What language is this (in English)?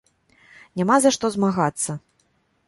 Belarusian